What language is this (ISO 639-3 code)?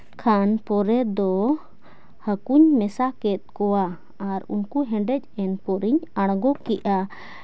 sat